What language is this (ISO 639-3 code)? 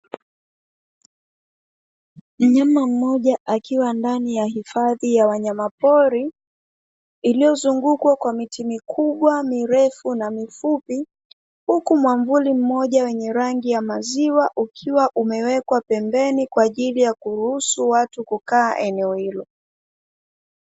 swa